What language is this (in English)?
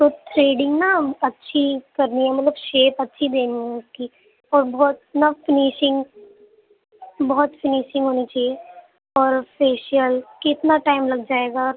Urdu